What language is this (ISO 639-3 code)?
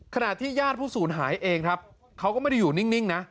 tha